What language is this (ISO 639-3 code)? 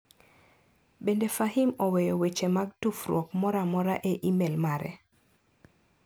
luo